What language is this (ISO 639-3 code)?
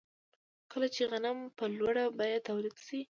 pus